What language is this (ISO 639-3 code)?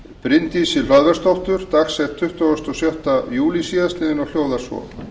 isl